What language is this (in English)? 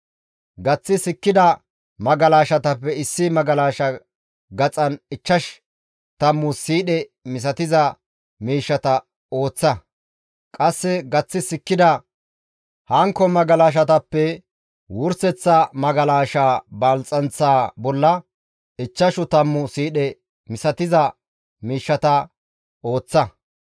Gamo